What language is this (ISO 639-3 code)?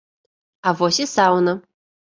bel